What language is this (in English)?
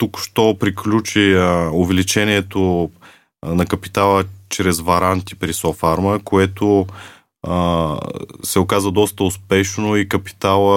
Bulgarian